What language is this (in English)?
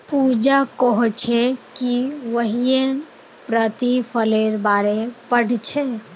Magahi